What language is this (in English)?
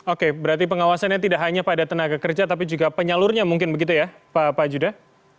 Indonesian